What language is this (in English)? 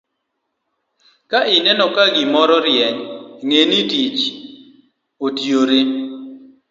Luo (Kenya and Tanzania)